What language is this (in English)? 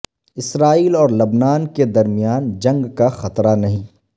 Urdu